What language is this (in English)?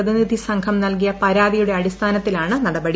Malayalam